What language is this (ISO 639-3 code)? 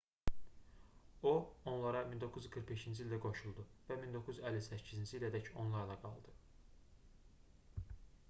aze